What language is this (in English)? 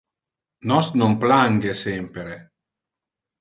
Interlingua